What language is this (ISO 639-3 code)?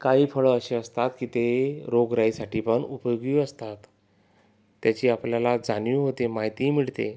mar